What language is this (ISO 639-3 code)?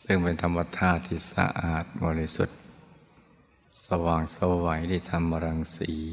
tha